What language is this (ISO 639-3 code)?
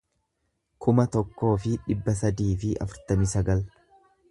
orm